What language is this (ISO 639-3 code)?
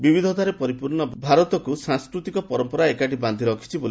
ori